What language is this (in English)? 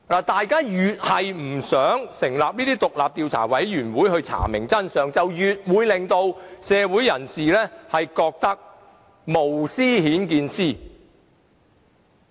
Cantonese